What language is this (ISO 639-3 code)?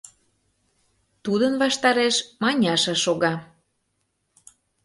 chm